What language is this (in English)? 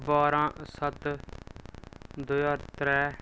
Dogri